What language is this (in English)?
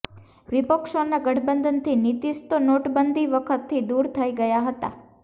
Gujarati